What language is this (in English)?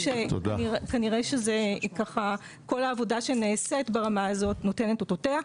Hebrew